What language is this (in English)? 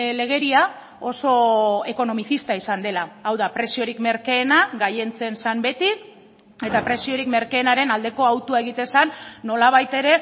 Basque